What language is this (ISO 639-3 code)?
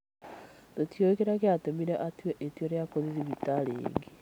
kik